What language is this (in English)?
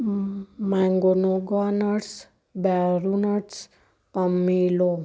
Punjabi